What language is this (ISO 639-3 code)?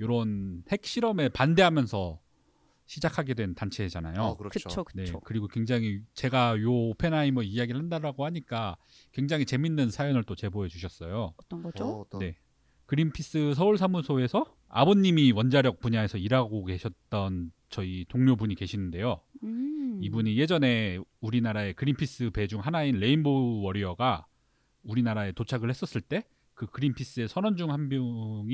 kor